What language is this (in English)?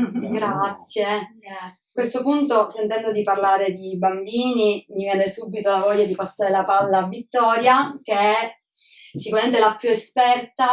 Italian